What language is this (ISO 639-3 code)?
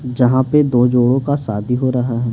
hin